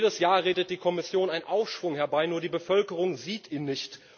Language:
German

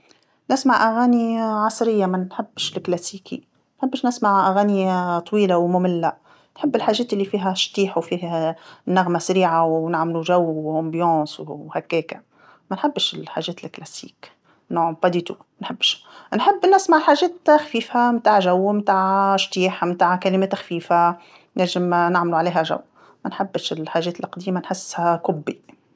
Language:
Tunisian Arabic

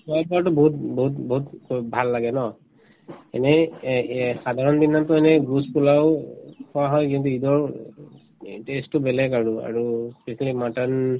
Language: Assamese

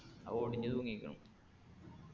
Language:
Malayalam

